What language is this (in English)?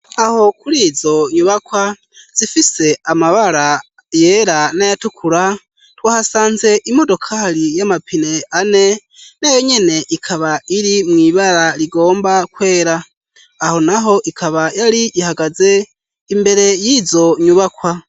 Rundi